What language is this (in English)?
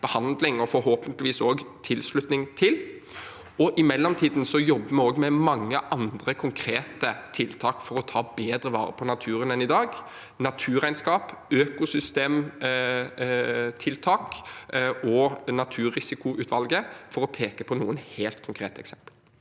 Norwegian